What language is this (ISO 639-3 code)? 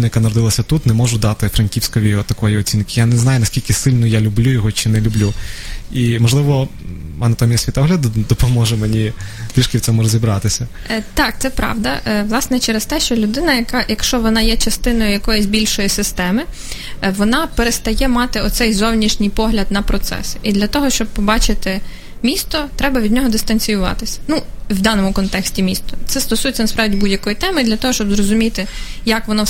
ukr